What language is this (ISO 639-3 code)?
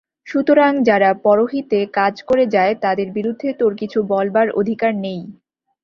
ben